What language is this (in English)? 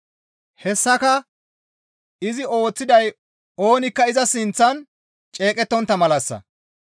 Gamo